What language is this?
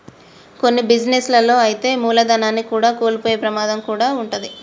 Telugu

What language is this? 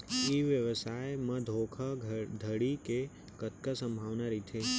Chhattisgarhi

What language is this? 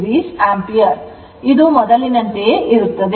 Kannada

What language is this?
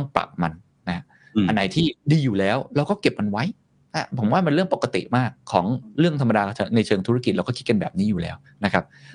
Thai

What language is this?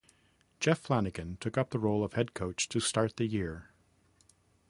English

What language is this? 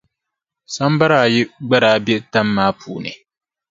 Dagbani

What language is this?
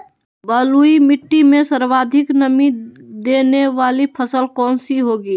Magahi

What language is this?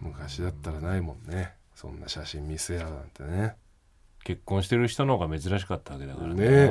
Japanese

